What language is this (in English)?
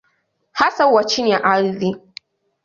Swahili